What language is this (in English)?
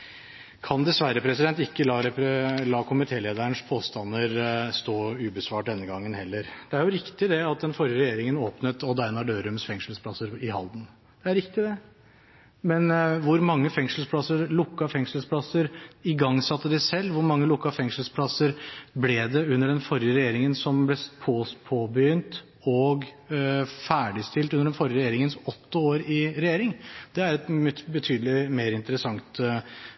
Norwegian Bokmål